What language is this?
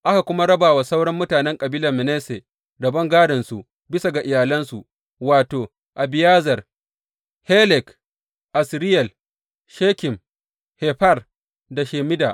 Hausa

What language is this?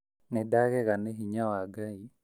Kikuyu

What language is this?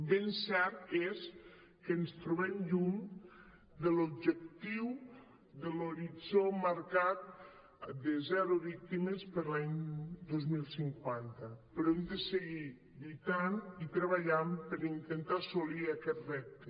Catalan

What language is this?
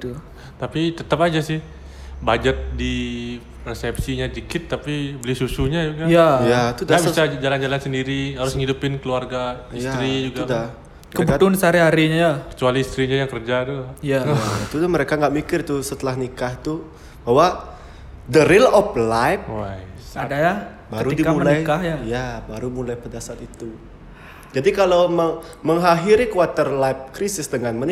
Indonesian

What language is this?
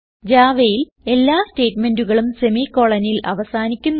Malayalam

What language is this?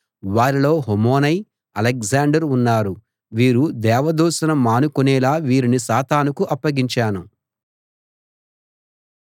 Telugu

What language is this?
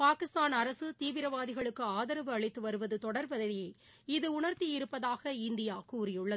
Tamil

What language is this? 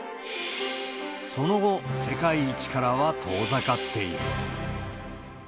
Japanese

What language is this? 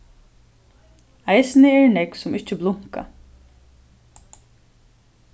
Faroese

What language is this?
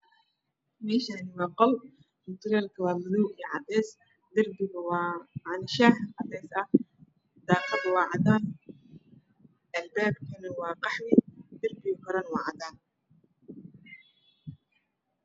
Somali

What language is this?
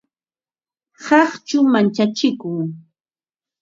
Ambo-Pasco Quechua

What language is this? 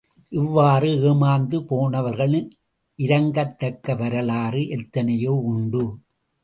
Tamil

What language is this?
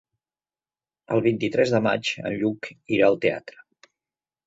Catalan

